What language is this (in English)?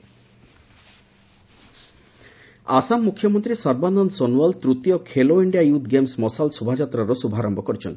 Odia